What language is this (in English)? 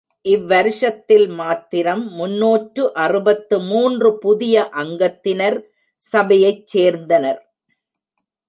Tamil